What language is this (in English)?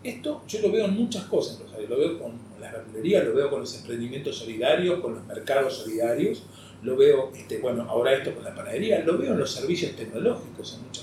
Spanish